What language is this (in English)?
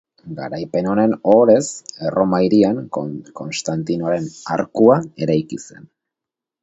Basque